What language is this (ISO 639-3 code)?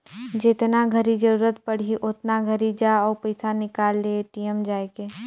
hne